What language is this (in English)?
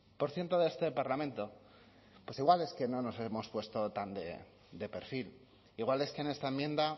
Spanish